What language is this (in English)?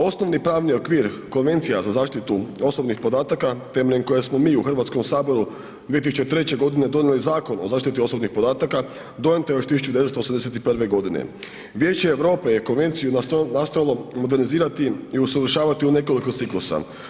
Croatian